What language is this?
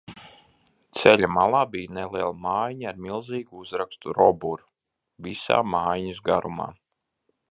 Latvian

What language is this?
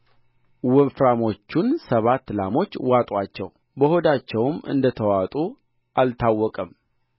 Amharic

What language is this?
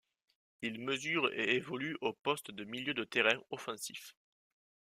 French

